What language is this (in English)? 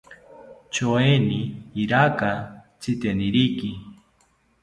South Ucayali Ashéninka